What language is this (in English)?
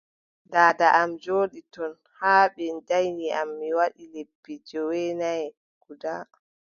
Adamawa Fulfulde